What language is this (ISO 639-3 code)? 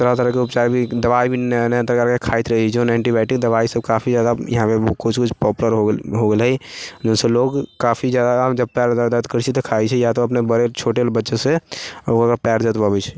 mai